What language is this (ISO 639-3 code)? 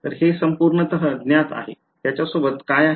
mar